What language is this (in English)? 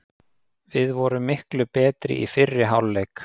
Icelandic